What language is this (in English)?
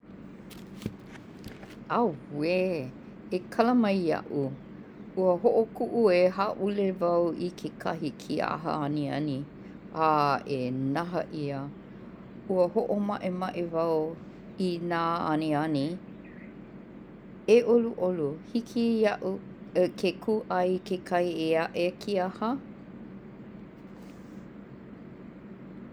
Hawaiian